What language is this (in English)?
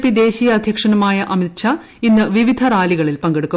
Malayalam